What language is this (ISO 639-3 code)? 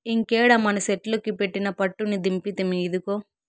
tel